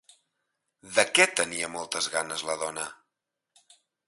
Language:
Catalan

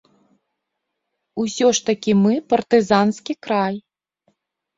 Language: Belarusian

